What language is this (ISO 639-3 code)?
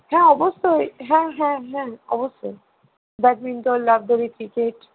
ben